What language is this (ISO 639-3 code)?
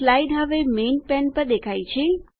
guj